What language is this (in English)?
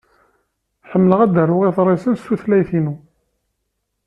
Kabyle